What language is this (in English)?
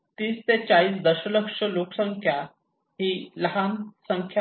Marathi